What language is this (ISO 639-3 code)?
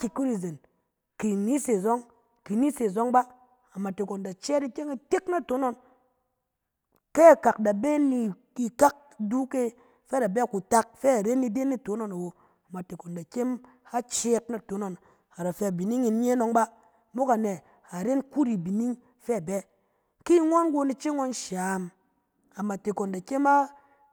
cen